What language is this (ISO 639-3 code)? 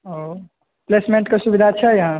mai